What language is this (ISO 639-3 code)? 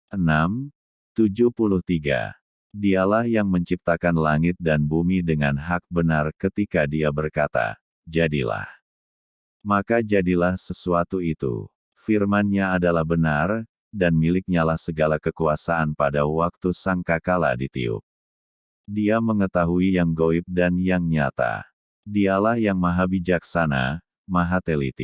ind